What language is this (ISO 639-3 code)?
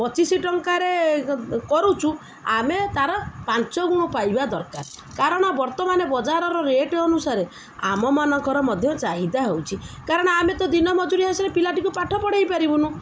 ori